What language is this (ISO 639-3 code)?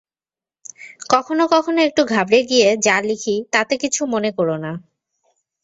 ben